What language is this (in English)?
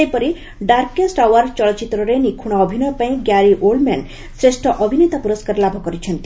Odia